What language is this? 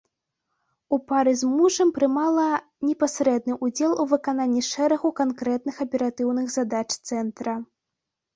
Belarusian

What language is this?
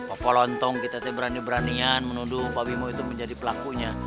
Indonesian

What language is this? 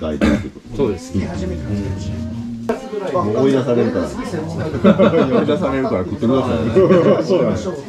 Japanese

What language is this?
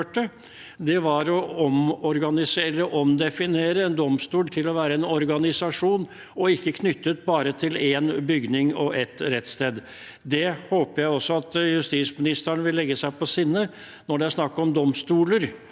Norwegian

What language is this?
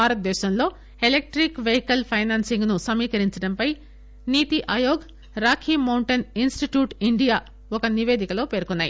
Telugu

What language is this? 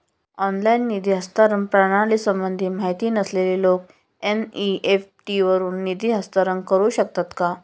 Marathi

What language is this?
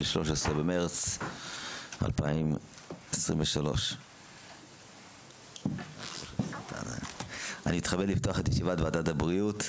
Hebrew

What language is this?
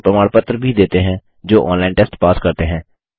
Hindi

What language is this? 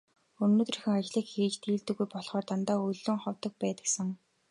Mongolian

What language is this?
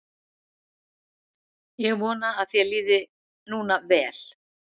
Icelandic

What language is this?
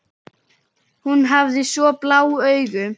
Icelandic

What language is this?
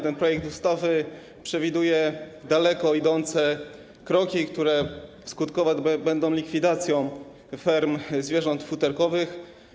Polish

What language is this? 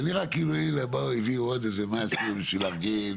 Hebrew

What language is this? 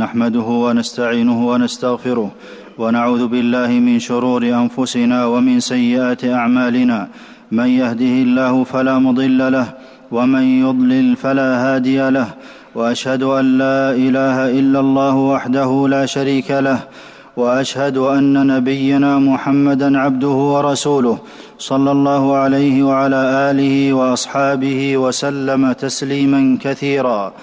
Arabic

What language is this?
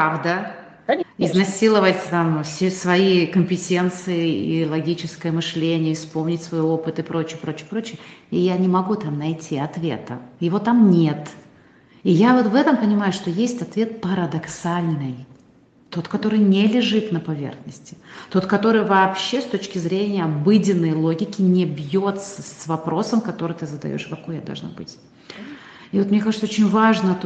Russian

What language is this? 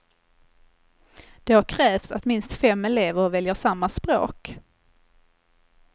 Swedish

